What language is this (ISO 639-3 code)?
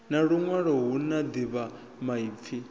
ven